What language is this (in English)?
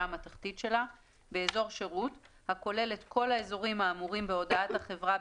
Hebrew